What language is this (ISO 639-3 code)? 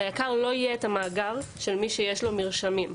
heb